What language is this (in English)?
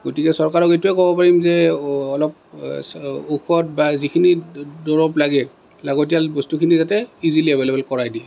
Assamese